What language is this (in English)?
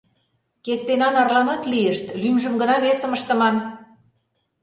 Mari